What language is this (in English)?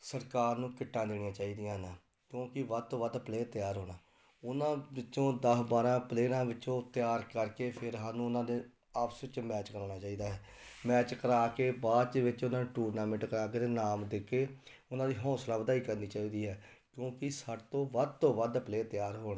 Punjabi